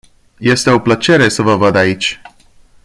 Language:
Romanian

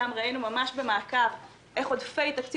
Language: Hebrew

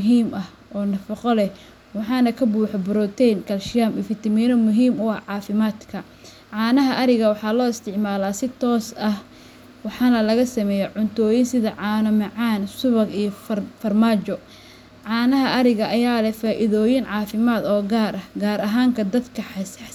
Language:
Somali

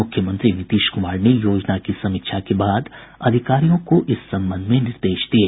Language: Hindi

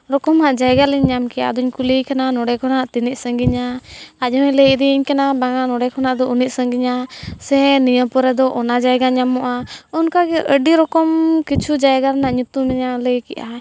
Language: Santali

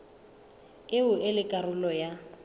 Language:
Southern Sotho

